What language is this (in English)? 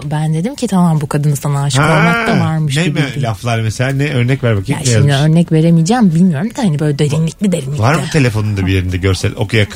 Turkish